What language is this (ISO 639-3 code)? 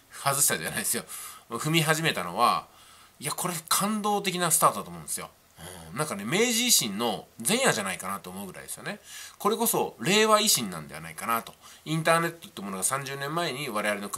jpn